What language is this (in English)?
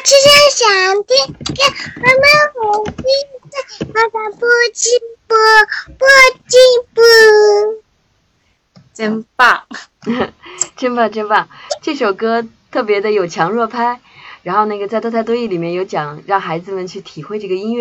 Chinese